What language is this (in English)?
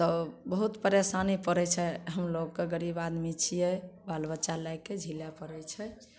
Maithili